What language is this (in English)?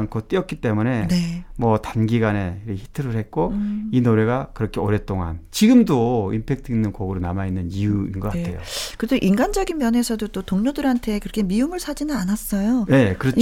Korean